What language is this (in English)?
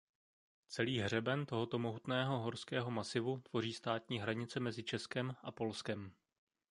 Czech